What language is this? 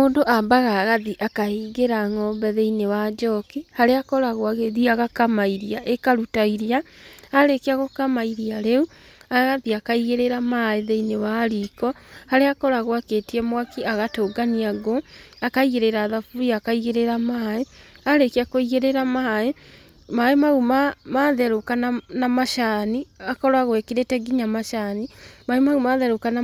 Kikuyu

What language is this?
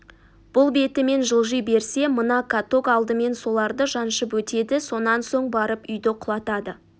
Kazakh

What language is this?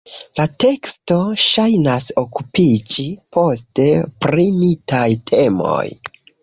Esperanto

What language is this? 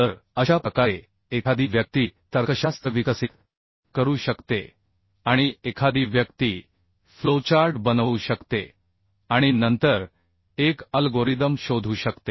Marathi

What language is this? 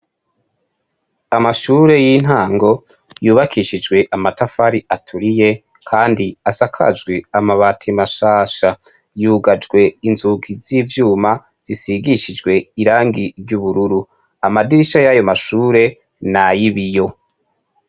Rundi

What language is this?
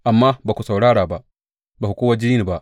Hausa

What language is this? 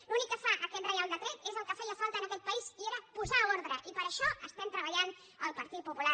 Catalan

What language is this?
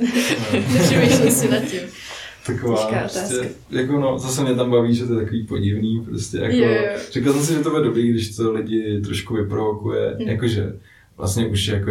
Czech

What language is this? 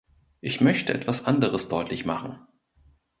German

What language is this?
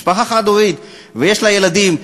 Hebrew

